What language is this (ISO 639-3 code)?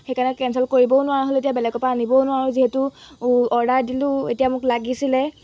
asm